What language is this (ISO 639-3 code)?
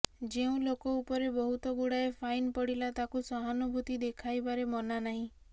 ori